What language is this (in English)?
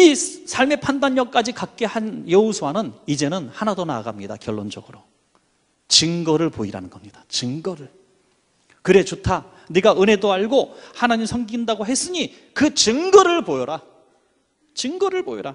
Korean